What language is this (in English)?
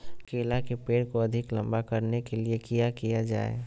Magahi